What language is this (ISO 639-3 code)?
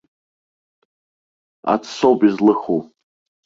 abk